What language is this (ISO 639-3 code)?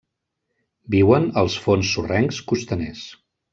cat